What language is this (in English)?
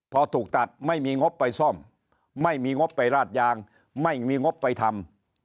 Thai